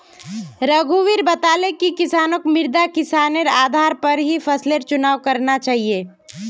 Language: Magahi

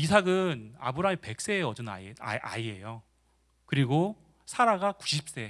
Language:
Korean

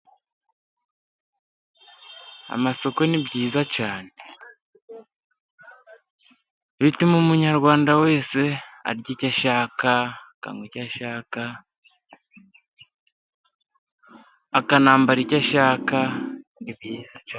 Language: Kinyarwanda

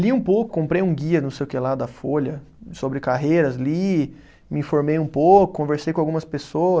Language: Portuguese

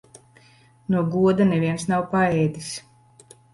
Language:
Latvian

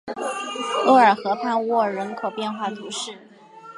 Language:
Chinese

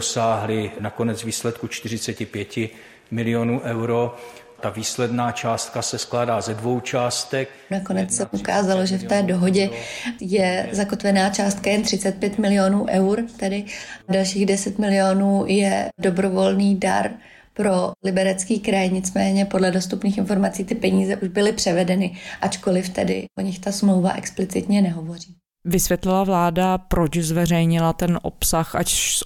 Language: Czech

